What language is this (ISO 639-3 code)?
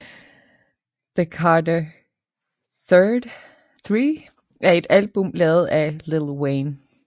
dan